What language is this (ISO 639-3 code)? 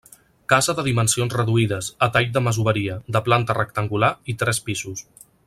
cat